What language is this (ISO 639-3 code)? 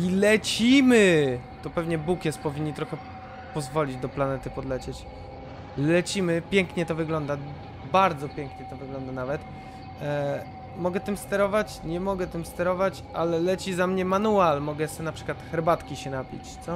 pol